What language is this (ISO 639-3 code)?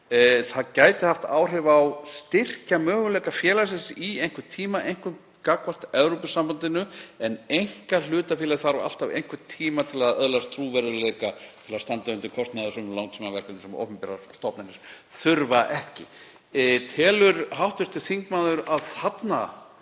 isl